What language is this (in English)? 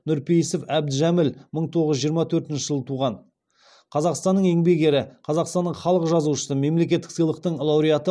Kazakh